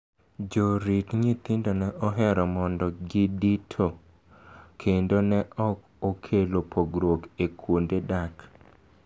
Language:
Luo (Kenya and Tanzania)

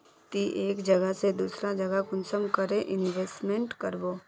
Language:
Magahi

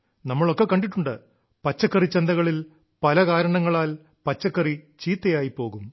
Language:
Malayalam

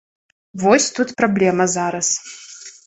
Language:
Belarusian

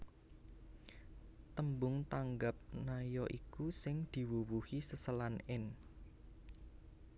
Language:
Javanese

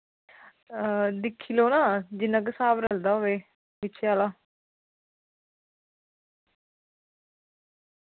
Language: Dogri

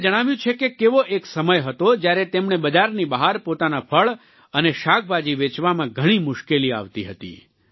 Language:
Gujarati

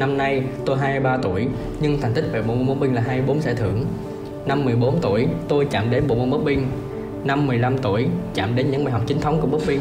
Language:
Vietnamese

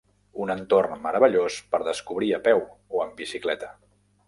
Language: Catalan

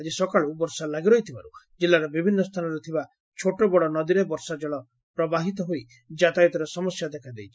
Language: Odia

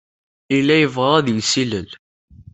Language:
Kabyle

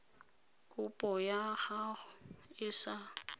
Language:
Tswana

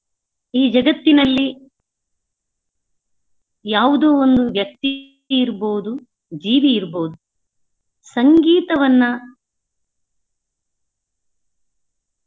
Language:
Kannada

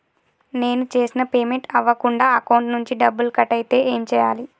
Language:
Telugu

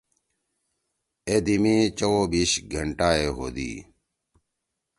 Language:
Torwali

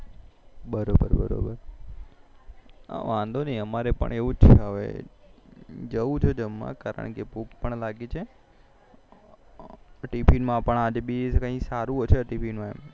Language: Gujarati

